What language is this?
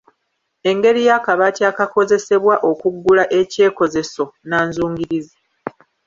Ganda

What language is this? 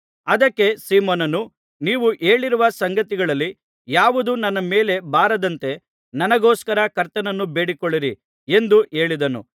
Kannada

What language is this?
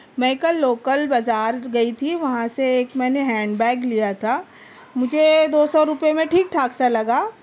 Urdu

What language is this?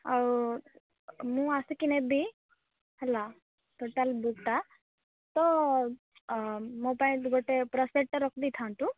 Odia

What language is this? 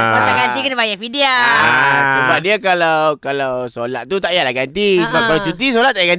Malay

